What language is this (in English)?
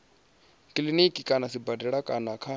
Venda